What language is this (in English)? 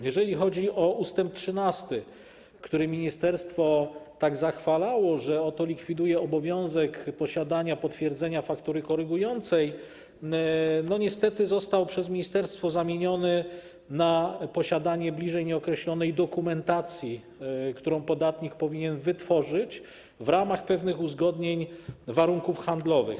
Polish